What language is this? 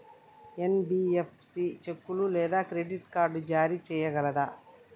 Telugu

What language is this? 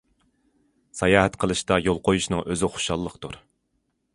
Uyghur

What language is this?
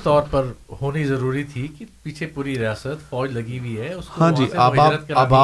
Urdu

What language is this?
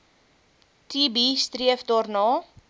Afrikaans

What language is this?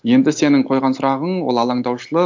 Kazakh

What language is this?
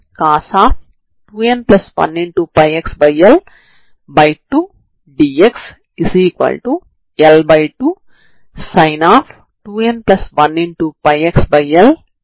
Telugu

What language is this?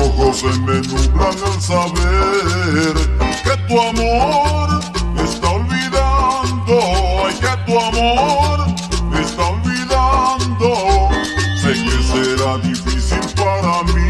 Romanian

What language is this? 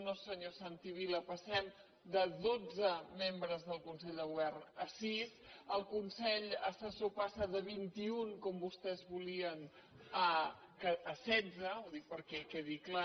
Catalan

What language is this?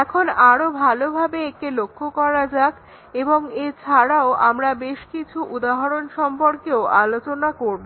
Bangla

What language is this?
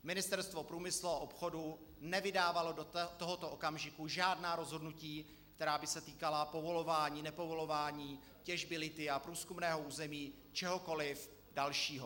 Czech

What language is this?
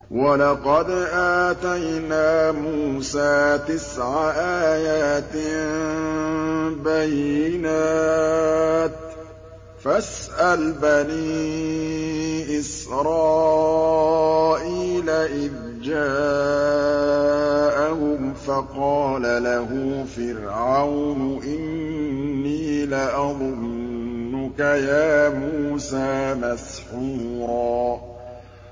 Arabic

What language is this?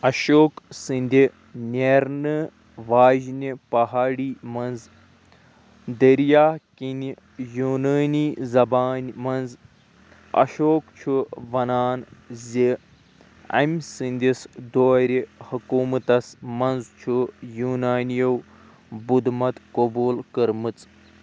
Kashmiri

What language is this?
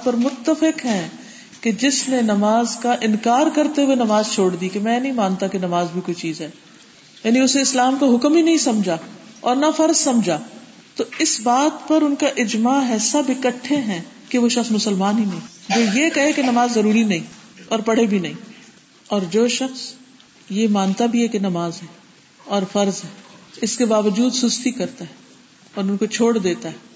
Urdu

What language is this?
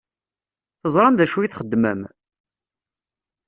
Kabyle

